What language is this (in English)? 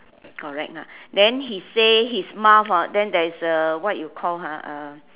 English